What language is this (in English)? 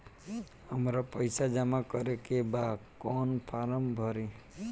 Bhojpuri